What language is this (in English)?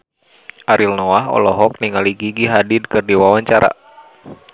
Sundanese